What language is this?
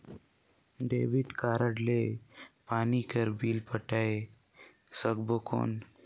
Chhattisgarhi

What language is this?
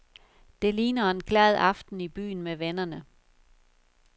Danish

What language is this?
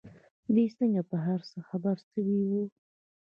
Pashto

